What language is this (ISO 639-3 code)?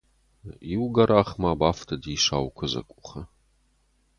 oss